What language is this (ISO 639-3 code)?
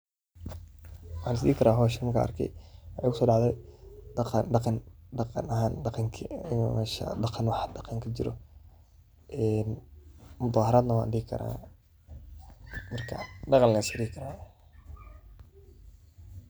som